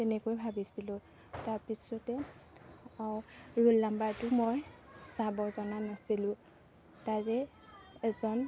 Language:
Assamese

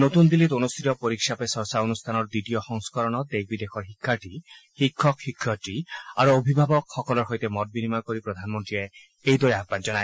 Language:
Assamese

